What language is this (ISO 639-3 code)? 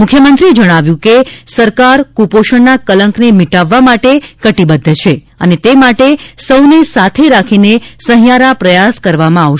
guj